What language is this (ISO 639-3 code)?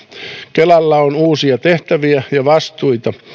fin